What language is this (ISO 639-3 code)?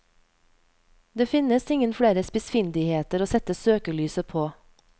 nor